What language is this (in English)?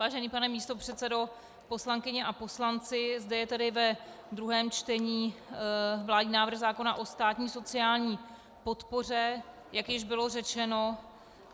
Czech